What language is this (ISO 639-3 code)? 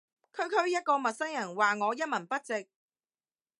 yue